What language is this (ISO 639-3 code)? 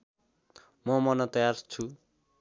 nep